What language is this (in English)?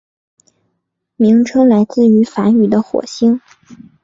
Chinese